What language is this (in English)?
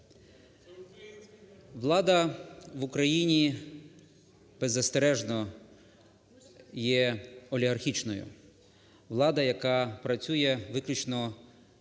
Ukrainian